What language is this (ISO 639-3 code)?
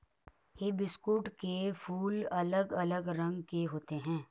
hin